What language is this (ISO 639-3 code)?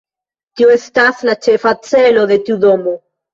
epo